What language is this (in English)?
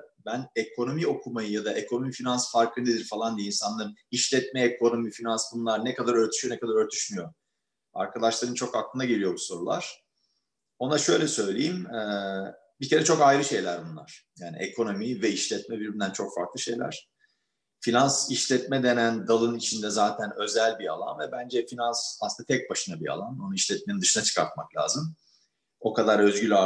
Turkish